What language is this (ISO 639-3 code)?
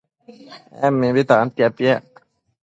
mcf